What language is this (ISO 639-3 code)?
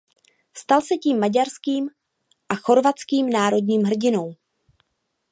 ces